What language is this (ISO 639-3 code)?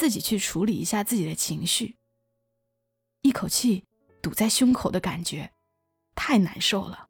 zho